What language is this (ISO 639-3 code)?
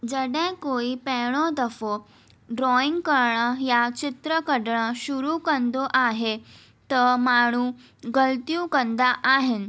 snd